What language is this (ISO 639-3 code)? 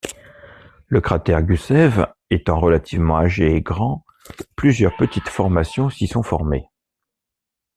fra